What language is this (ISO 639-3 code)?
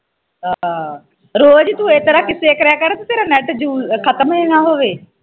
pan